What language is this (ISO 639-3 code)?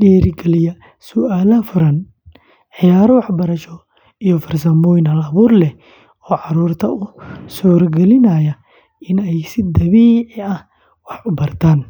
som